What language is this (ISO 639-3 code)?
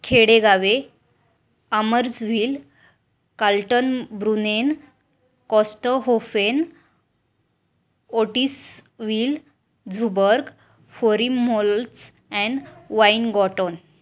mar